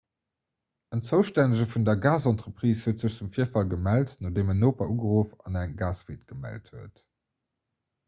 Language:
Luxembourgish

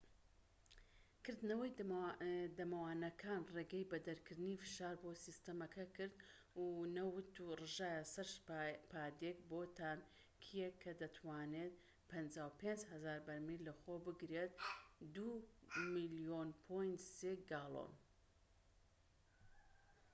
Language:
Central Kurdish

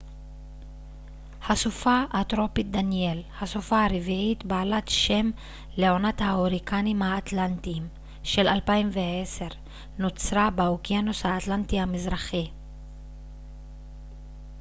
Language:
Hebrew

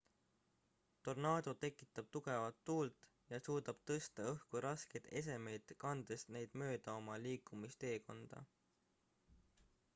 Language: Estonian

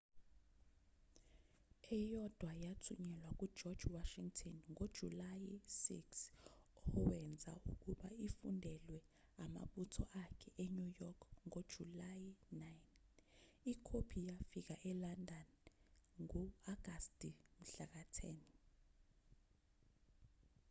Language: Zulu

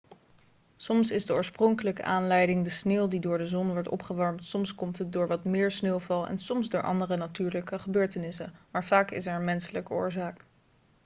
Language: Dutch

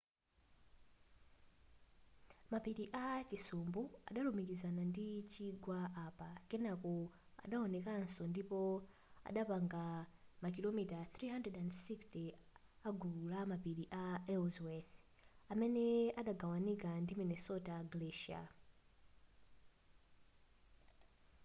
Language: Nyanja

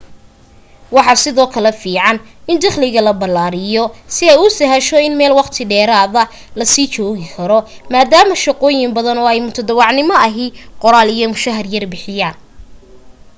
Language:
Somali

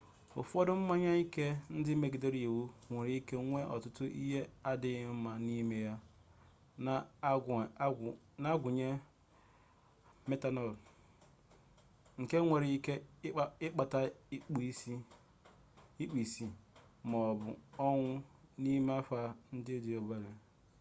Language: Igbo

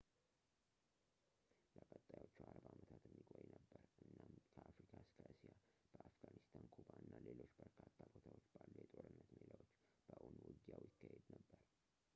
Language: Amharic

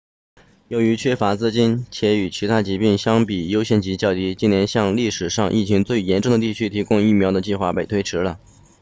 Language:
Chinese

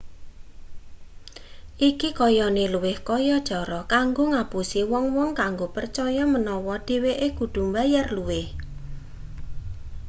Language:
Javanese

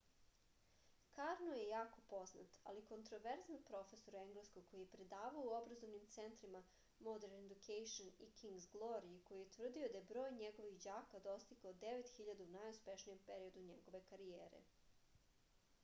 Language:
Serbian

